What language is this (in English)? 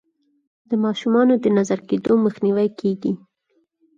Pashto